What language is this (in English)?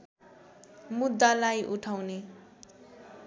Nepali